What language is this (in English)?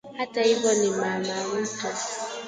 Swahili